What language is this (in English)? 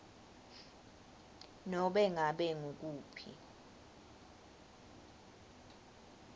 Swati